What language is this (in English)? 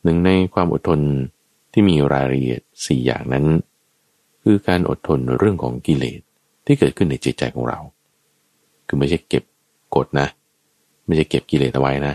Thai